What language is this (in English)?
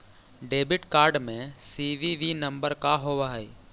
Magahi